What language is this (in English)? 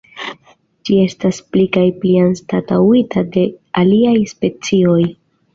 Esperanto